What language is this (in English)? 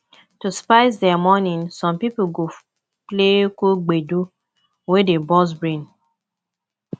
Nigerian Pidgin